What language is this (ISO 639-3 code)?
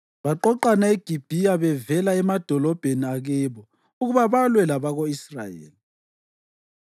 nde